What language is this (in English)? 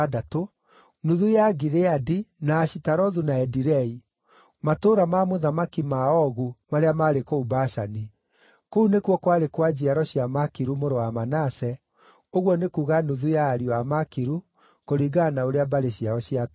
Kikuyu